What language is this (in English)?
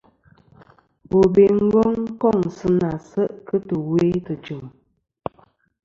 Kom